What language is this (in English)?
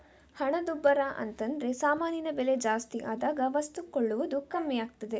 Kannada